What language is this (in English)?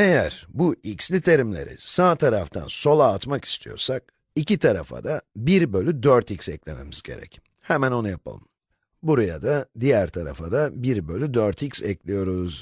Turkish